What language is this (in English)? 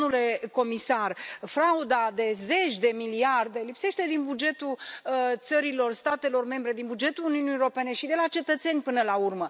Romanian